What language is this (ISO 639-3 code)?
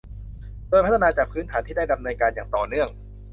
tha